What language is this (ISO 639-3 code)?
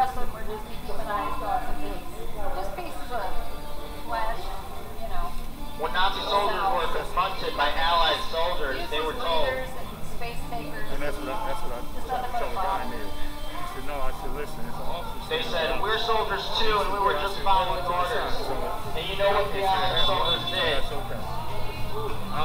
eng